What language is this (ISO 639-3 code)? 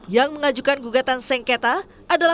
ind